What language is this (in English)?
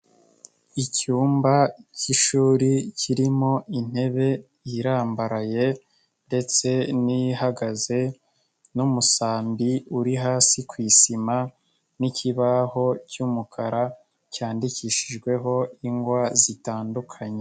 Kinyarwanda